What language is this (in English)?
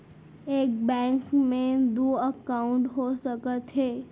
Chhattisgarhi